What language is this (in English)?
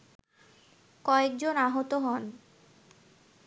Bangla